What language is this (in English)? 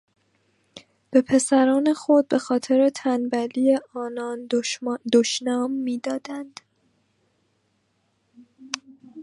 Persian